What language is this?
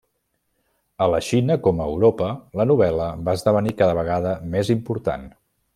Catalan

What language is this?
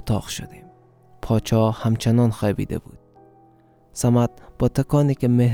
Persian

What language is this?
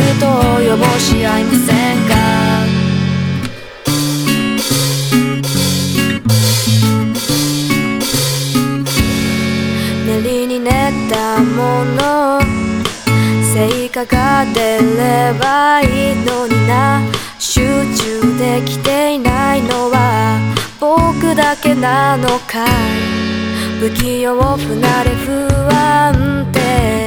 Japanese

